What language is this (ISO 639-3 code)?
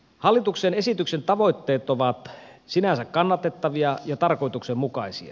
fin